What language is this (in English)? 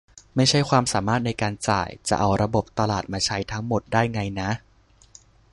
Thai